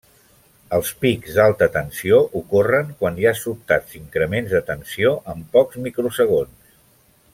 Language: Catalan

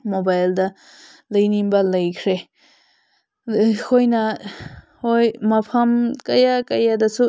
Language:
Manipuri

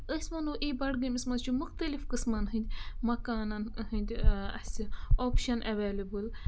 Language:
Kashmiri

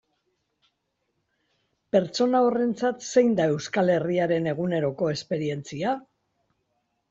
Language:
Basque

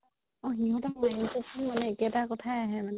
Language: Assamese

